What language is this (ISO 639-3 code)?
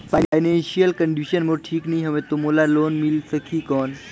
hne